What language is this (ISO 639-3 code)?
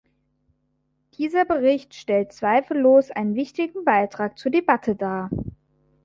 deu